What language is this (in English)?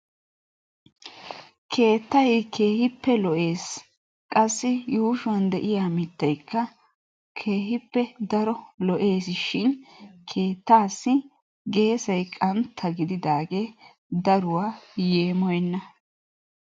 Wolaytta